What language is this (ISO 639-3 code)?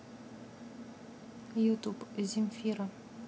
rus